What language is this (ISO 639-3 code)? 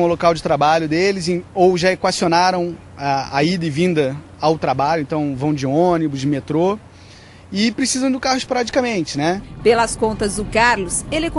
por